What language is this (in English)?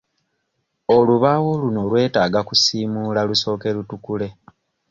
Ganda